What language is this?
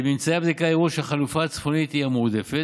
Hebrew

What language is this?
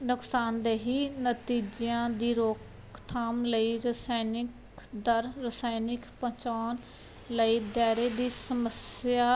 Punjabi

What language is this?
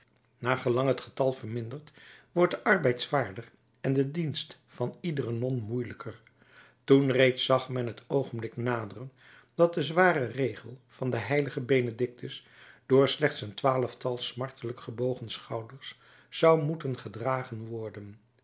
Dutch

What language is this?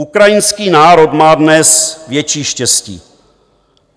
Czech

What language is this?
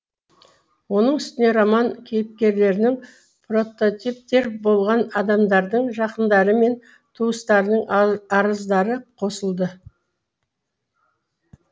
Kazakh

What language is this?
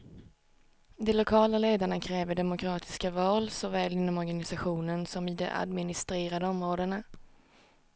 Swedish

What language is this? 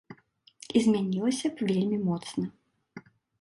Belarusian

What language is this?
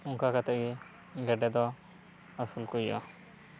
Santali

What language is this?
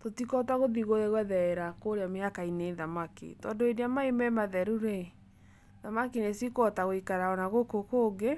Kikuyu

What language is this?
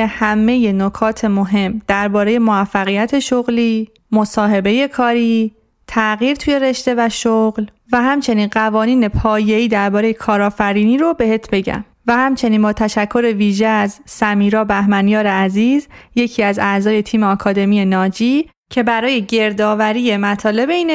Persian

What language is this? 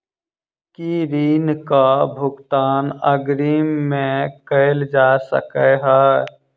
Maithili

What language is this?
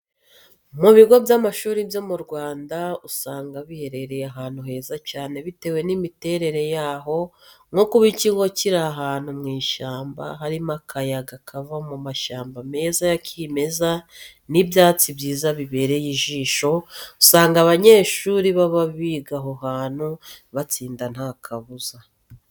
Kinyarwanda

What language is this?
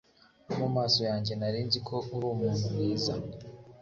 Kinyarwanda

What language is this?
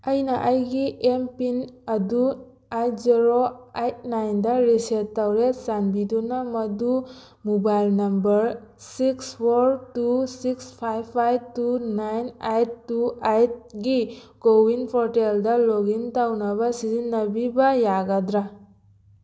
Manipuri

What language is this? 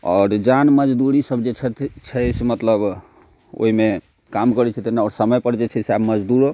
Maithili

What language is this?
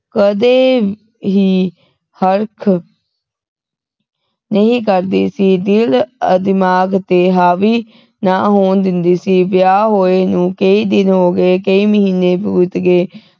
Punjabi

